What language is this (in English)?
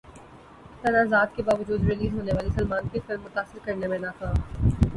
Urdu